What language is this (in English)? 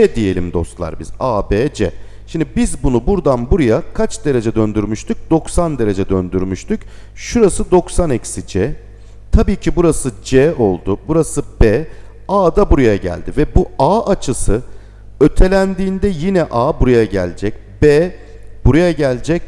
Turkish